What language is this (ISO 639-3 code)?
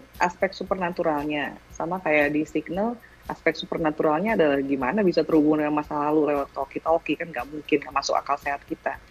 ind